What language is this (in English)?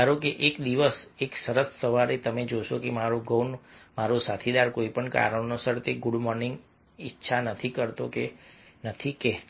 Gujarati